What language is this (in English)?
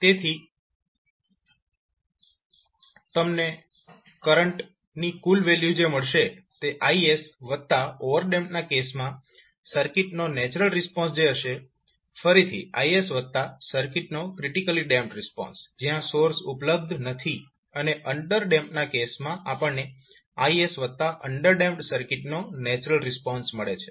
Gujarati